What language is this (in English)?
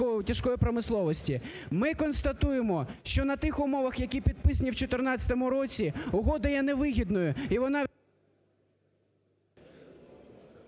Ukrainian